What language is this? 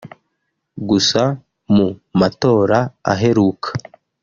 Kinyarwanda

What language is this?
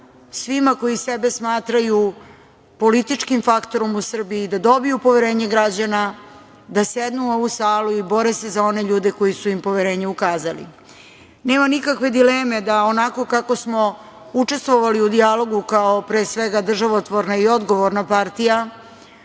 Serbian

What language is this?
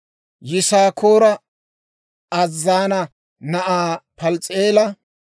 Dawro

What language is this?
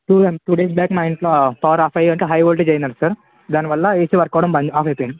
Telugu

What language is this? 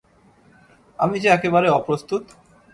Bangla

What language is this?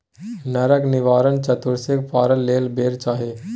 Maithili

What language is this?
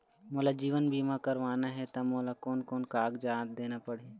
Chhattisgarhi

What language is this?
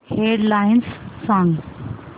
Marathi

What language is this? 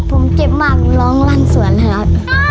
Thai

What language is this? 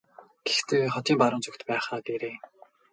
Mongolian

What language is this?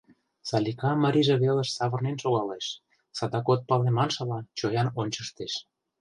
Mari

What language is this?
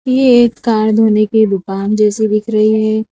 Hindi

